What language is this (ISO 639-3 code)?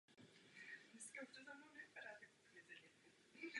ces